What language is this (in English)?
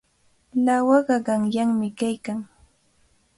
Cajatambo North Lima Quechua